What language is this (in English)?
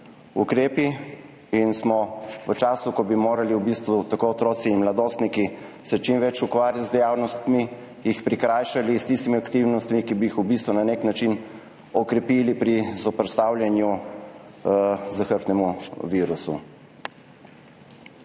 Slovenian